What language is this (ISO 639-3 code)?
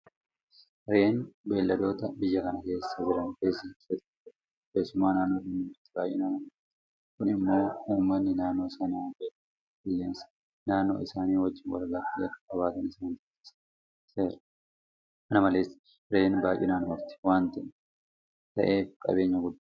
orm